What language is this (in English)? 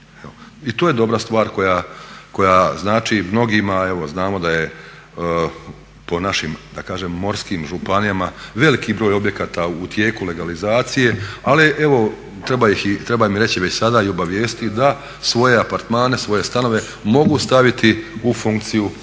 Croatian